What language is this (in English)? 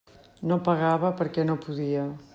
Catalan